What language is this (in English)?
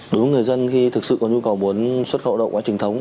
Vietnamese